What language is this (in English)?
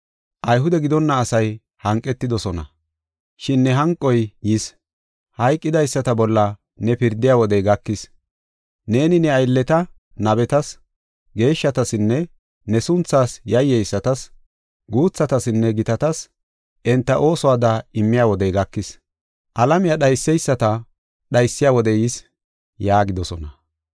Gofa